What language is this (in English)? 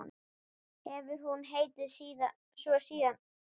Icelandic